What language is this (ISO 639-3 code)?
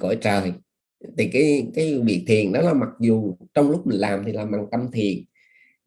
vie